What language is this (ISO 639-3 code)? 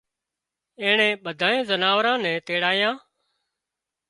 kxp